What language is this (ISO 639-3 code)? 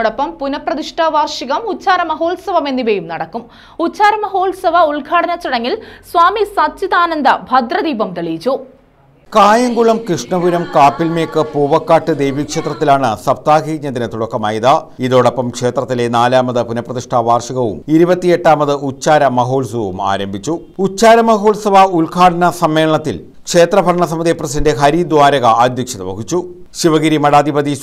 mal